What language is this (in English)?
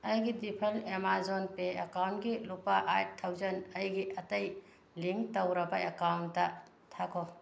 Manipuri